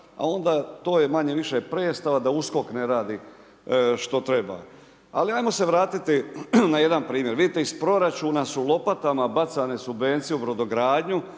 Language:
Croatian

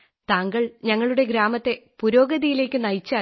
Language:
Malayalam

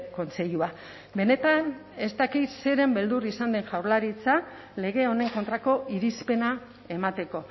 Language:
Basque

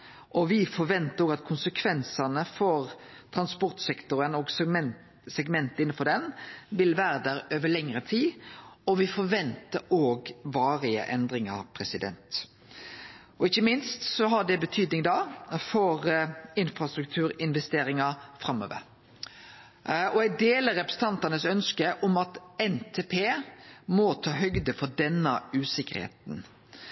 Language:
Norwegian Nynorsk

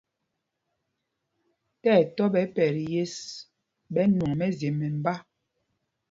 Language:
Mpumpong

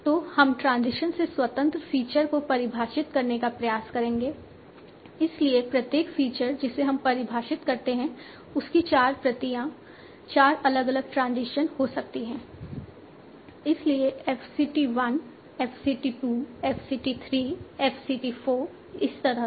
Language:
Hindi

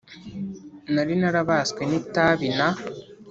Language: Kinyarwanda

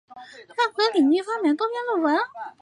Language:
Chinese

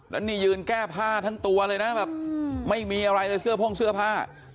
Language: Thai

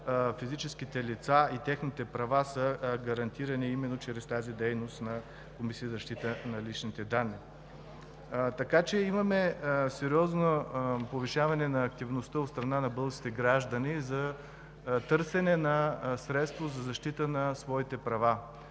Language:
Bulgarian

